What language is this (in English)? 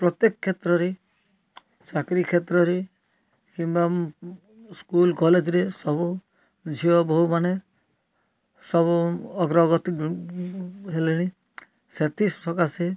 Odia